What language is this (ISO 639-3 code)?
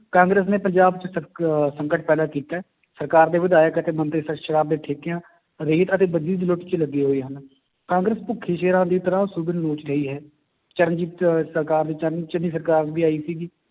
pan